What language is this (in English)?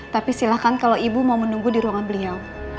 Indonesian